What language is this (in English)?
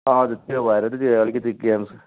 Nepali